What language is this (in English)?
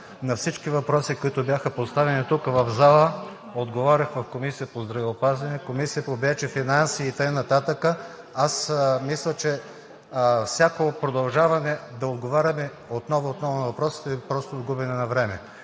Bulgarian